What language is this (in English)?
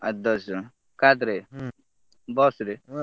Odia